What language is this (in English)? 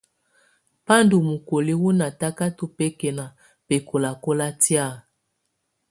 Tunen